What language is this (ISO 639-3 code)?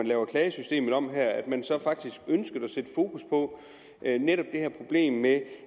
dan